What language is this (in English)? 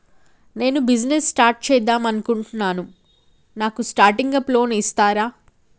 Telugu